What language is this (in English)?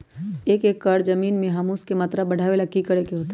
Magahi